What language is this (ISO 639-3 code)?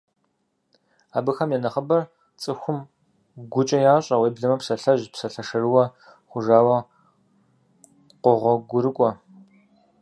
kbd